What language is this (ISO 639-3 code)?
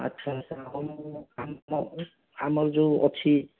ori